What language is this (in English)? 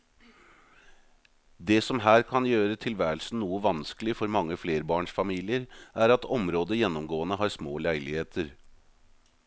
Norwegian